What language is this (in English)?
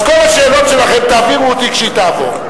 Hebrew